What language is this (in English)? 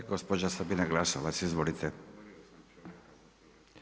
Croatian